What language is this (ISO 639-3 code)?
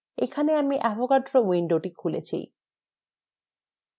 ben